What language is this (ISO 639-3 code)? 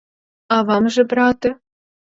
ukr